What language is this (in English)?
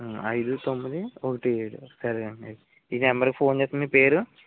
Telugu